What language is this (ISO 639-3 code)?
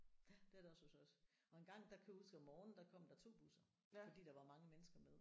dan